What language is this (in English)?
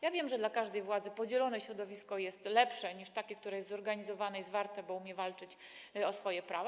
Polish